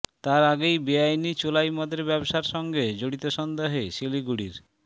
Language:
Bangla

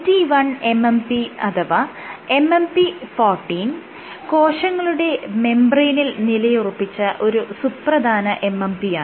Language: Malayalam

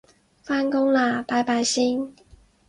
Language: Cantonese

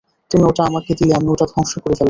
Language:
Bangla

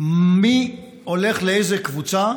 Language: Hebrew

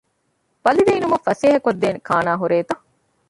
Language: Divehi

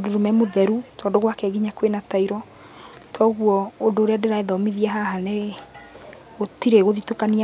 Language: Kikuyu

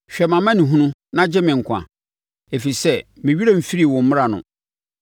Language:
Akan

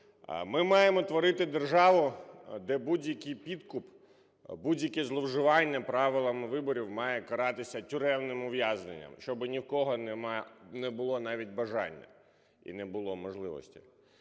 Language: Ukrainian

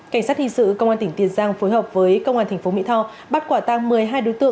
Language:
Vietnamese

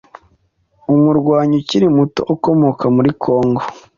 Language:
Kinyarwanda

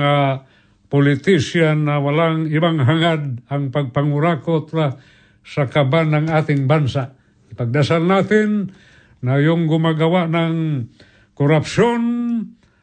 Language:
Filipino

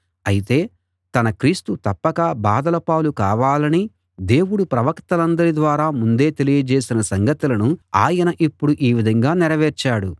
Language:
Telugu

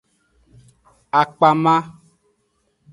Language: Aja (Benin)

